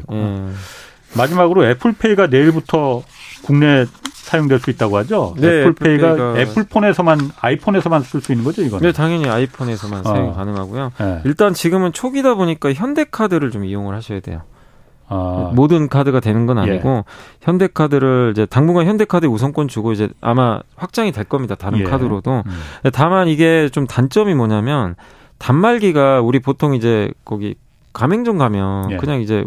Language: Korean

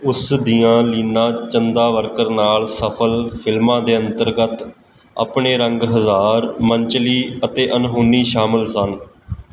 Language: Punjabi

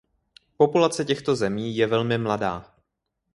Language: Czech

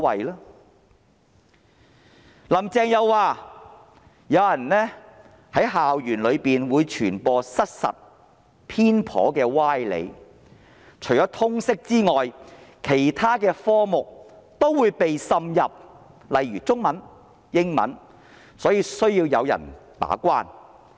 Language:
Cantonese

